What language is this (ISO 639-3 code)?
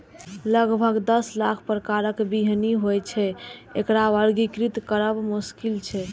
mai